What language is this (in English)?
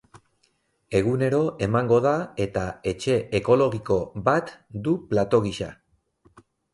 Basque